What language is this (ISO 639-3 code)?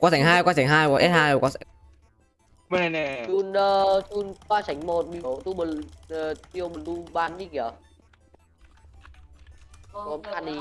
vie